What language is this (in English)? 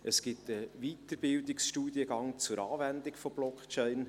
Swiss German